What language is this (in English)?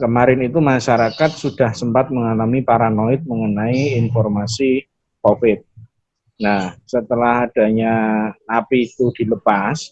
Indonesian